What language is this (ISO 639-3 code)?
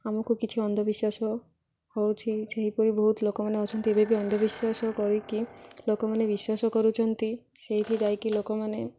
ori